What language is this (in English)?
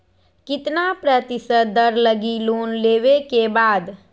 Magahi